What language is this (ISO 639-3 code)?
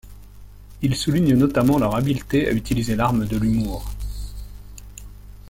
fra